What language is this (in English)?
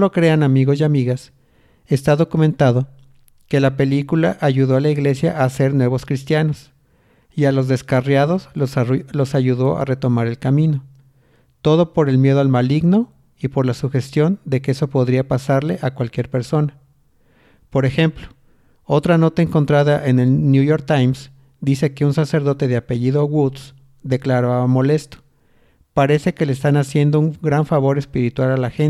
Spanish